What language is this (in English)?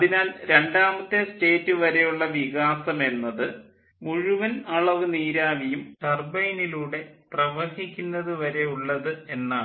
Malayalam